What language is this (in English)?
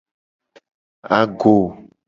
Gen